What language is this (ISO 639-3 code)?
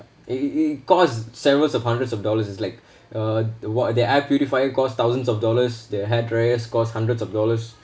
eng